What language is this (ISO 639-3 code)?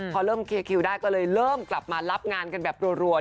tha